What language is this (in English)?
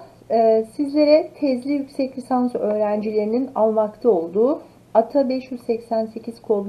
Turkish